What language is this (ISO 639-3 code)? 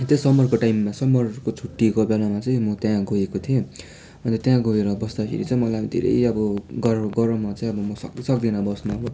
nep